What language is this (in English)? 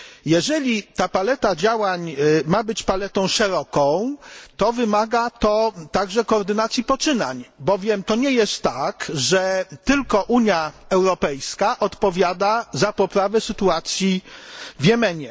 Polish